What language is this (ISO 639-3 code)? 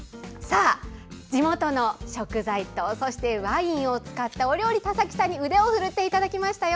jpn